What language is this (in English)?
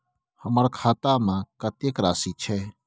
Maithili